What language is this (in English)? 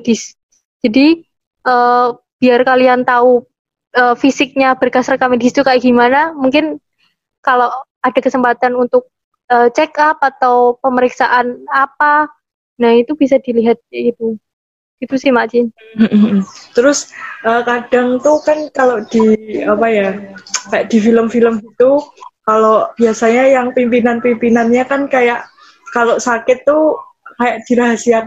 Indonesian